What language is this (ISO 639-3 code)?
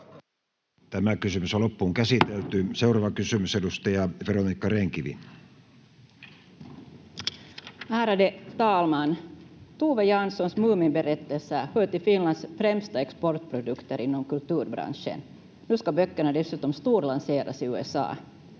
fin